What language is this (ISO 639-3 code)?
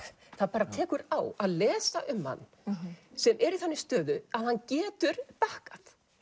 isl